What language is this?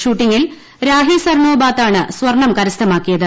Malayalam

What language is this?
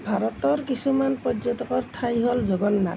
Assamese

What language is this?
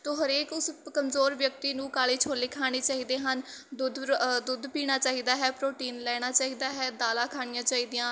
Punjabi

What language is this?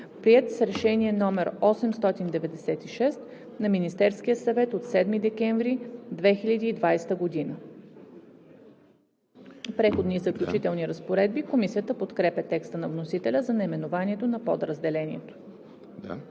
Bulgarian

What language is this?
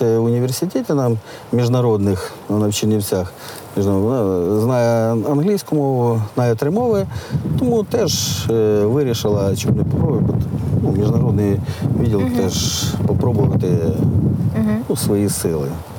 Ukrainian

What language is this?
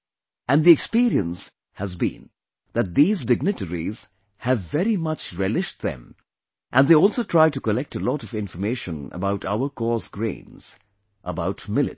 English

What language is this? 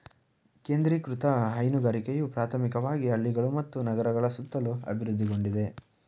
Kannada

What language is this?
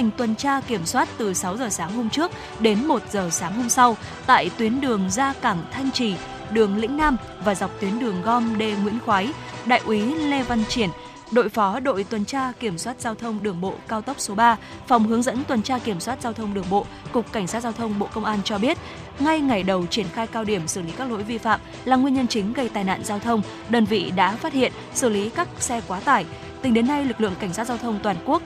Vietnamese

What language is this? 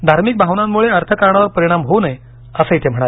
Marathi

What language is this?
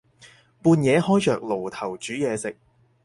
Cantonese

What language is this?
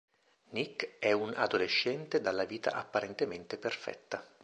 Italian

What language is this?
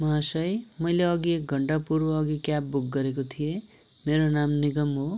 Nepali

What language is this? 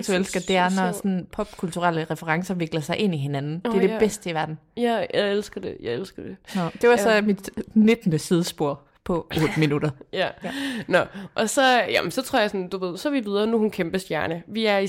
Danish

